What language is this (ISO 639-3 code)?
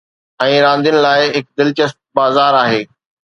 snd